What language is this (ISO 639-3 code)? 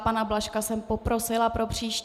ces